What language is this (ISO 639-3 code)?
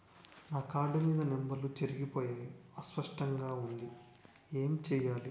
tel